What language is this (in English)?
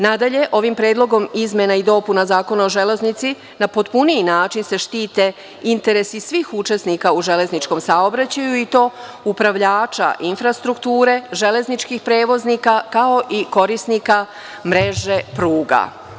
Serbian